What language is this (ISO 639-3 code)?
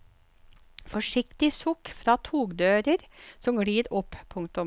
nor